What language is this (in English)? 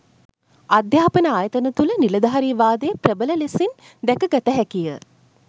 Sinhala